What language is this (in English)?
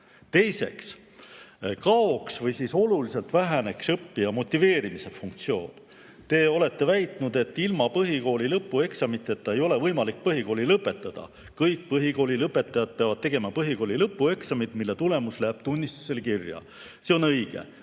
Estonian